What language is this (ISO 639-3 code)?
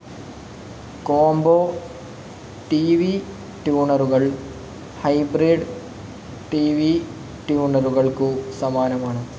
mal